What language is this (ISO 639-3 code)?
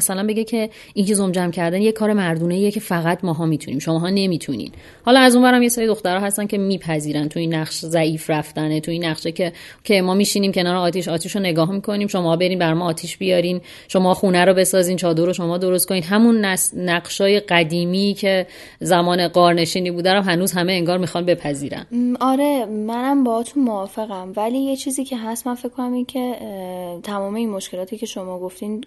fas